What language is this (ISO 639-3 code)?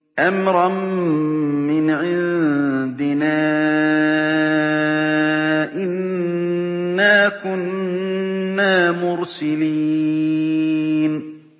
ara